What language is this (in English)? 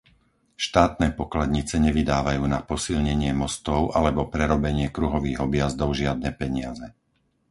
Slovak